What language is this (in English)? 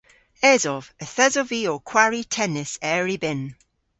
Cornish